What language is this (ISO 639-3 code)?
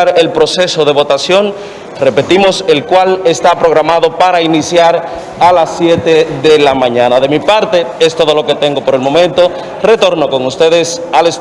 spa